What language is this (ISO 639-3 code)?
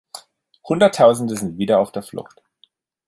deu